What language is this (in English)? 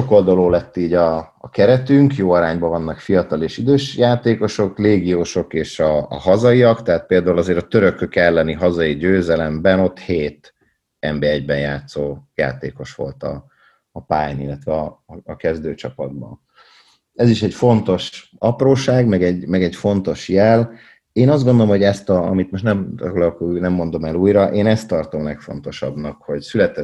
Hungarian